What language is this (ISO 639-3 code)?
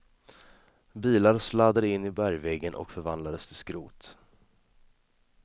swe